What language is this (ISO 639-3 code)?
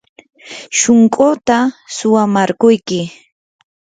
qur